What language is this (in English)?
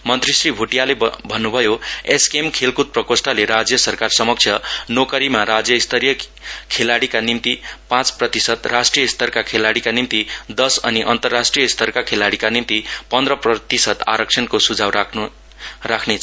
Nepali